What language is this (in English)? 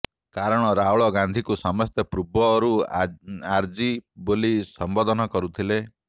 Odia